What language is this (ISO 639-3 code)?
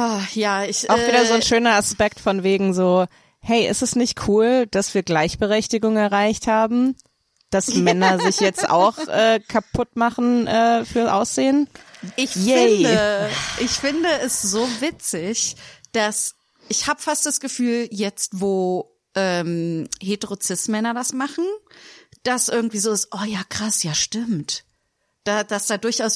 deu